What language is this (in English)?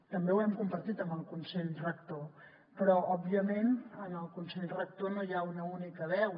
Catalan